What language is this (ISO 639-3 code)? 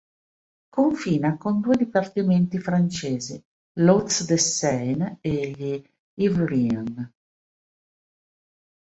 ita